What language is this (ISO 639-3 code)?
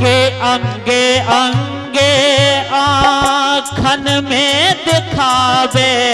hin